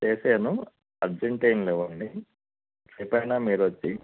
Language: Telugu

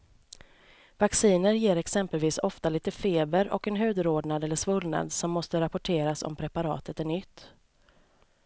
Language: Swedish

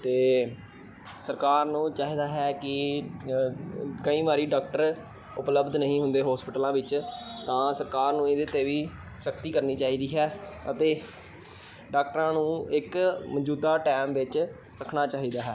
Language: Punjabi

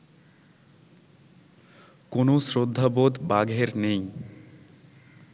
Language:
Bangla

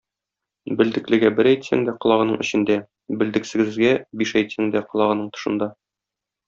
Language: Tatar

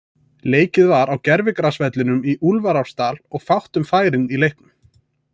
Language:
Icelandic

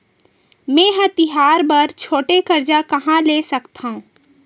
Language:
Chhattisgarhi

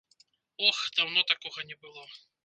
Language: Belarusian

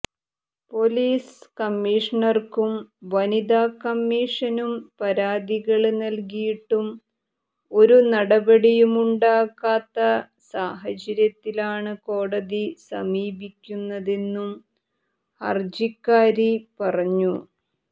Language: Malayalam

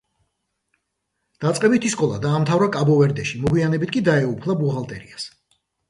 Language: Georgian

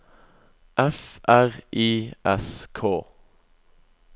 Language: Norwegian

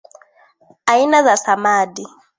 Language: Swahili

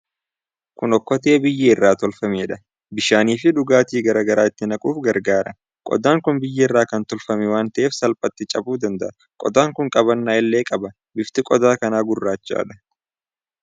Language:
Oromo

